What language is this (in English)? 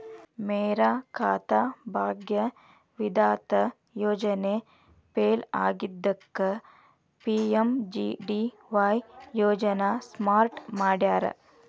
Kannada